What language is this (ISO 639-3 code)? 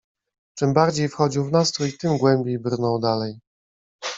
pol